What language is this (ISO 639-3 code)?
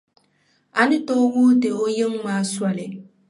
dag